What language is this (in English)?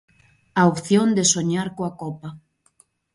Galician